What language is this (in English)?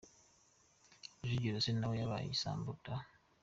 Kinyarwanda